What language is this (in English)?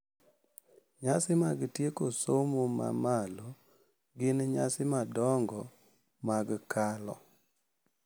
Luo (Kenya and Tanzania)